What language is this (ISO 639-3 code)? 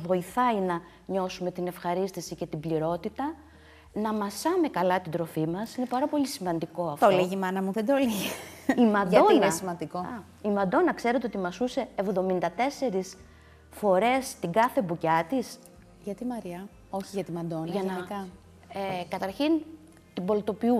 ell